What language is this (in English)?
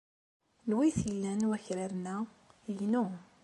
Kabyle